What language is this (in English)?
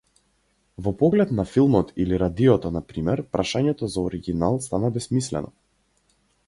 Macedonian